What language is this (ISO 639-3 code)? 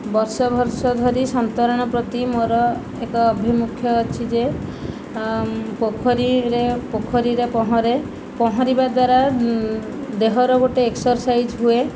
ori